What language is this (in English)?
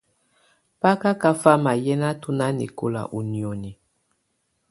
Tunen